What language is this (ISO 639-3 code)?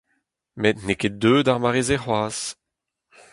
bre